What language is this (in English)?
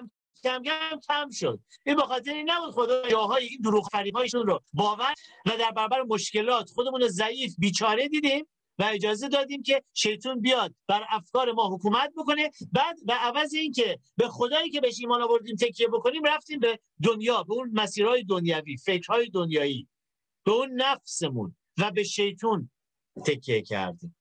Persian